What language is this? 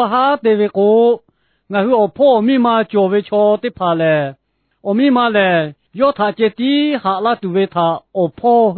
Turkish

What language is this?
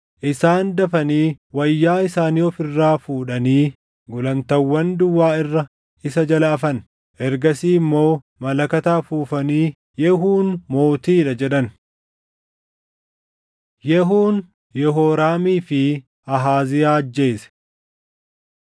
Oromo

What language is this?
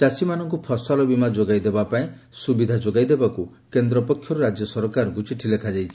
Odia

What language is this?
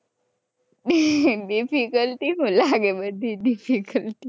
Gujarati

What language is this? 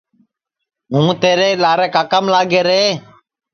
Sansi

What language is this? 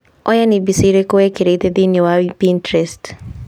Kikuyu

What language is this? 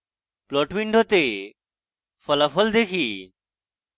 Bangla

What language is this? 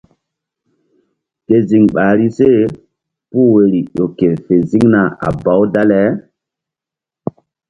Mbum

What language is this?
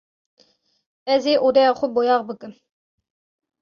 Kurdish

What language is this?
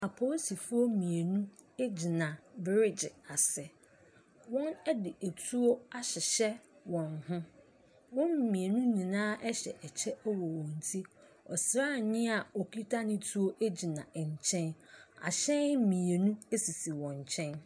Akan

